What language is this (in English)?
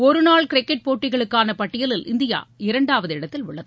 Tamil